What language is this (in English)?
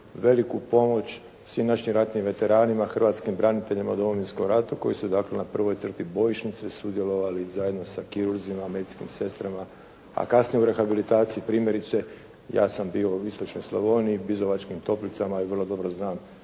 Croatian